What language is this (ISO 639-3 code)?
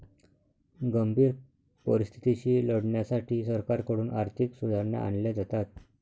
mar